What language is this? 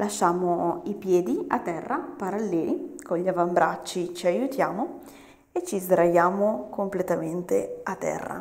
Italian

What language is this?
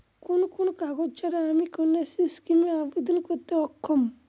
Bangla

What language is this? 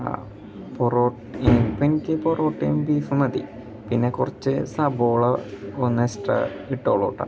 Malayalam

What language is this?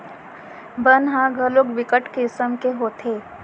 Chhattisgarhi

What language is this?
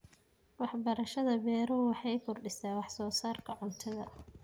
Somali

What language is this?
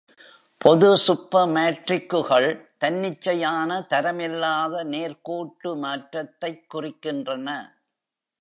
Tamil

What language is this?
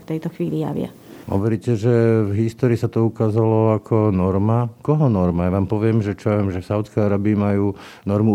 Slovak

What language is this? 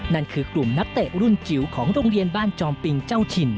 Thai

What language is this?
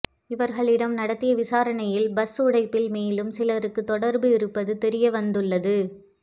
Tamil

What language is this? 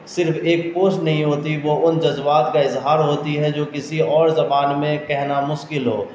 Urdu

